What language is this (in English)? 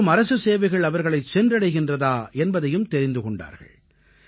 Tamil